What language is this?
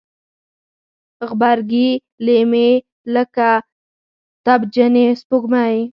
Pashto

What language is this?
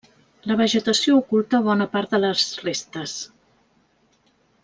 Catalan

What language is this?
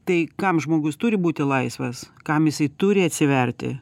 Lithuanian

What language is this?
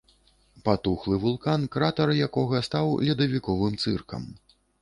Belarusian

